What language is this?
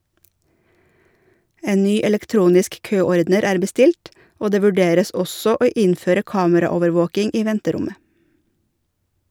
Norwegian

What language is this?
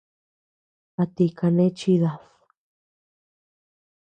Tepeuxila Cuicatec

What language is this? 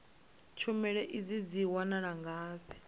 Venda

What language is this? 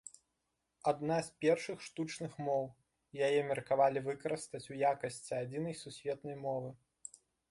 Belarusian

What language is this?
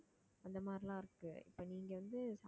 Tamil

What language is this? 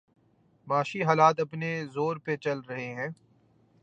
Urdu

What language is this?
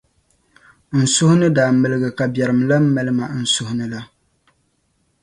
Dagbani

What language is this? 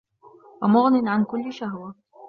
Arabic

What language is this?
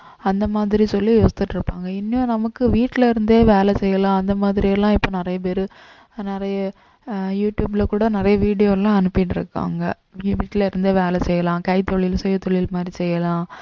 Tamil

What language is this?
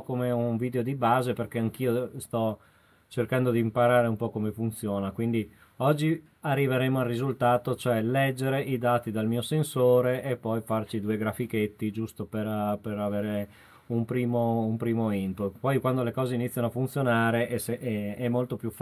Italian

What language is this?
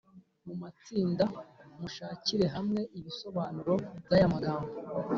Kinyarwanda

